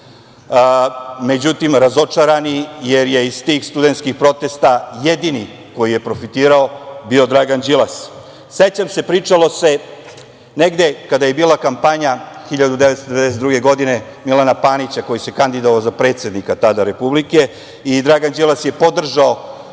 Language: Serbian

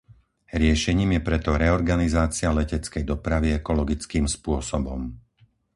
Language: Slovak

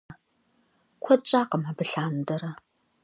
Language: Kabardian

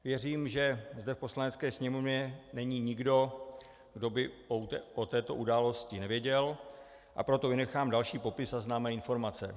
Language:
Czech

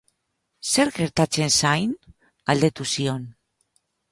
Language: Basque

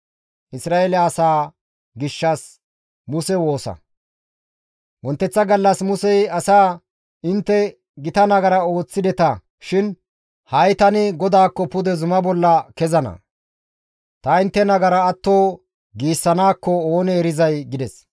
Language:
Gamo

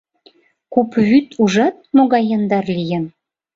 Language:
Mari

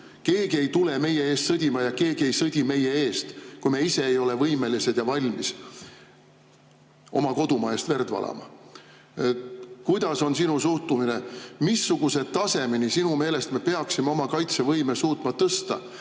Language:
Estonian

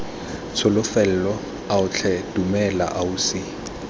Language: Tswana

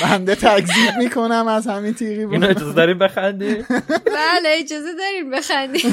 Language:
Persian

